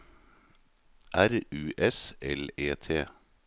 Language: Norwegian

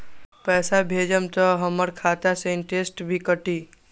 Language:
Magahi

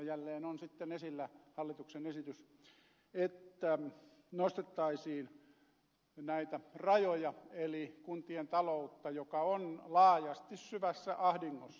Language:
Finnish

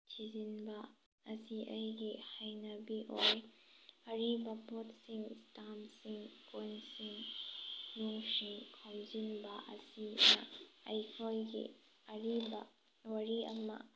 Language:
Manipuri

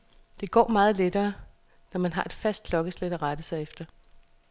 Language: Danish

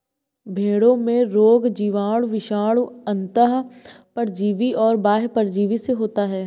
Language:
Hindi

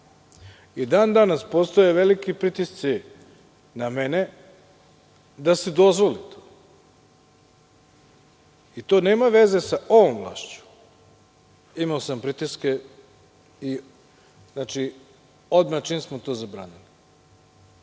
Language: Serbian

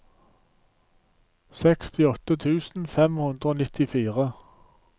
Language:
Norwegian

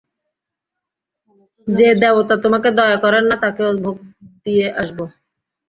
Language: Bangla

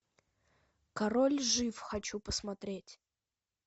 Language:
Russian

